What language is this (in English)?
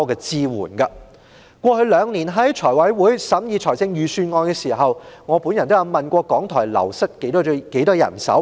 Cantonese